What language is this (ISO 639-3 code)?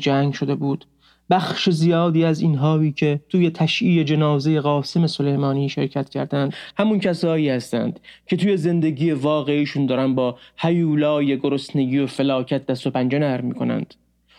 fas